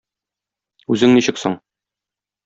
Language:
Tatar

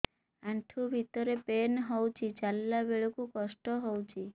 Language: Odia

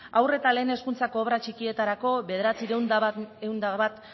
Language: Basque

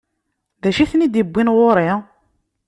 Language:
Kabyle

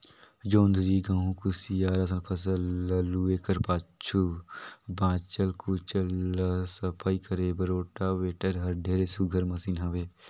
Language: Chhattisgarhi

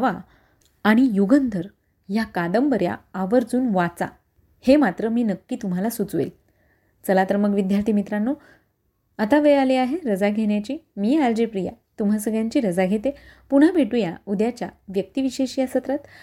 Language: Marathi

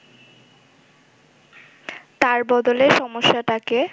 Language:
Bangla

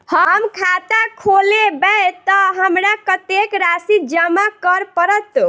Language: Maithili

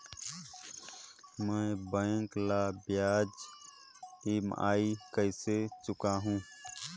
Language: Chhattisgarhi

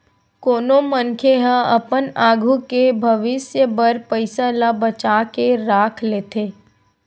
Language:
Chhattisgarhi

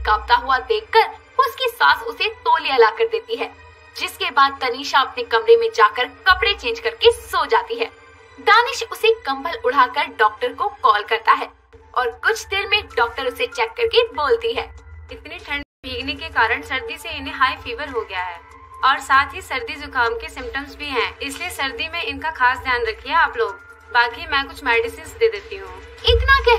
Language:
Hindi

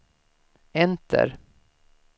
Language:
Swedish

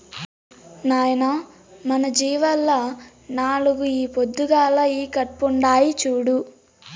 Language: Telugu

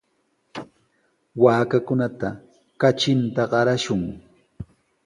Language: Sihuas Ancash Quechua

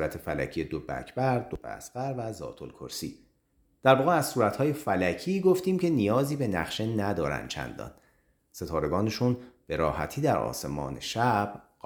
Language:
Persian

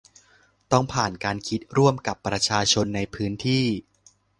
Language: Thai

